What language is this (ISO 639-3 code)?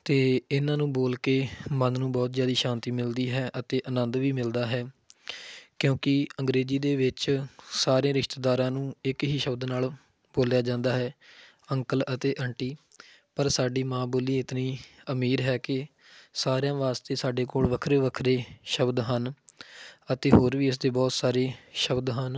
pan